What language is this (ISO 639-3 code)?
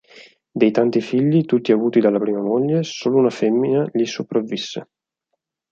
ita